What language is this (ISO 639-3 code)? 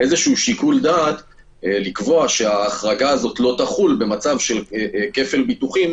heb